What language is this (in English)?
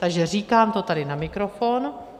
Czech